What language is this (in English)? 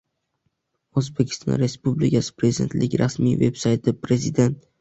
Uzbek